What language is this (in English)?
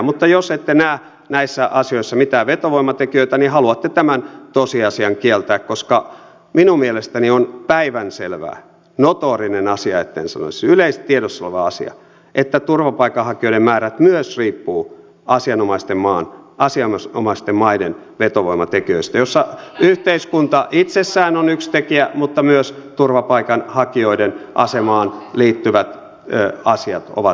Finnish